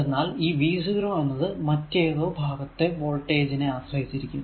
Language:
Malayalam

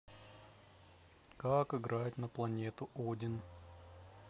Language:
Russian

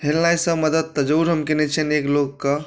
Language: Maithili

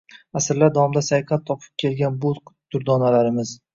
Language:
Uzbek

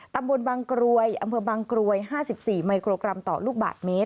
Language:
Thai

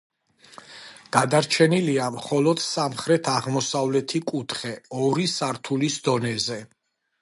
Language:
Georgian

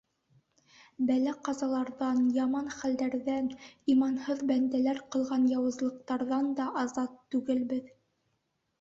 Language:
Bashkir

